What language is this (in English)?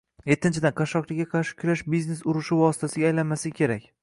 Uzbek